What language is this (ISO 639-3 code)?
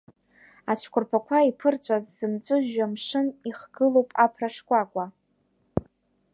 abk